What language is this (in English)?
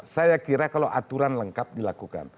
Indonesian